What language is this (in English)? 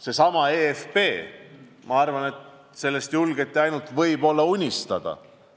Estonian